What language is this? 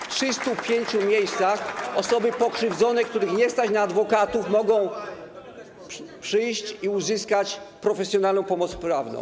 Polish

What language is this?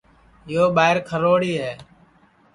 Sansi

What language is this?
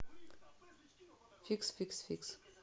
Russian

